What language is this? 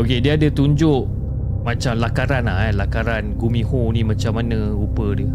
Malay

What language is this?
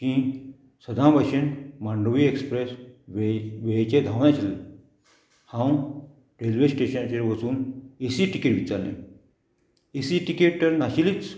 Konkani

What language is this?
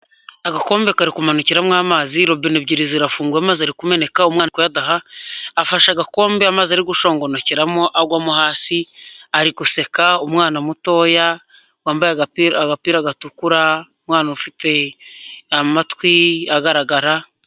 Kinyarwanda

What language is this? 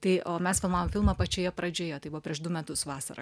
Lithuanian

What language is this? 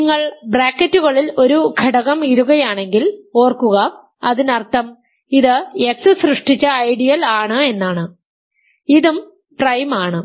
Malayalam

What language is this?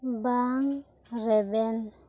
Santali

